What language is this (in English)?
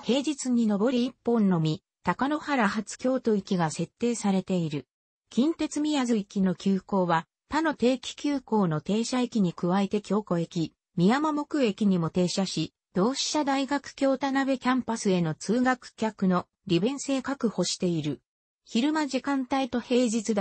Japanese